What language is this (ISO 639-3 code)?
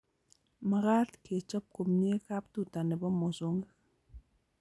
kln